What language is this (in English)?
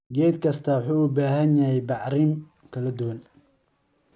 Somali